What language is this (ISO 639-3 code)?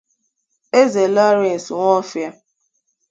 ibo